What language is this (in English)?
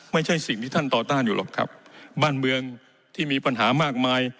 Thai